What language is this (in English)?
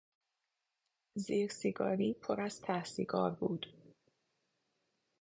Persian